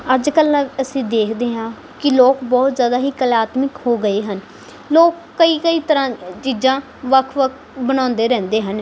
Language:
Punjabi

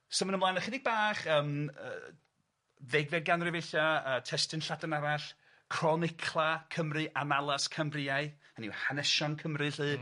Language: Welsh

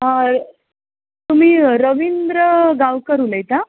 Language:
Konkani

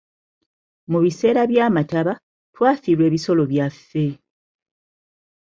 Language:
Ganda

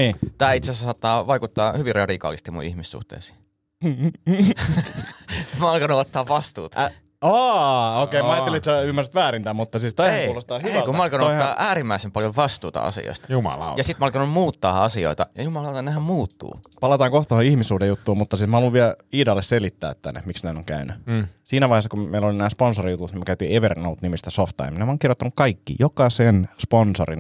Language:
Finnish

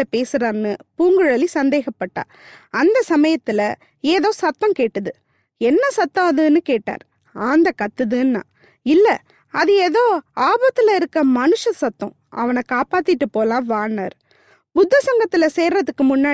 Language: Tamil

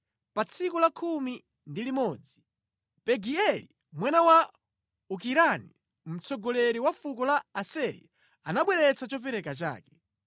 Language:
Nyanja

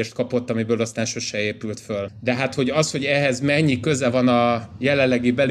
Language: Hungarian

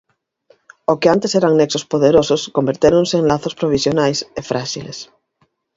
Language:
Galician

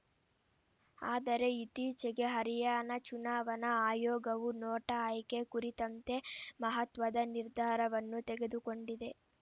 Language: Kannada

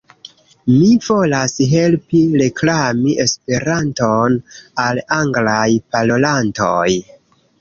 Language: Esperanto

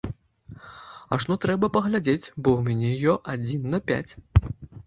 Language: Belarusian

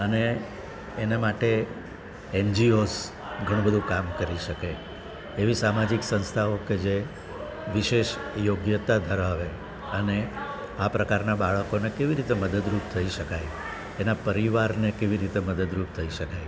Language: Gujarati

